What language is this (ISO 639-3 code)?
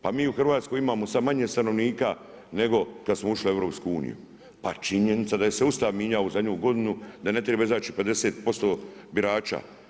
hrv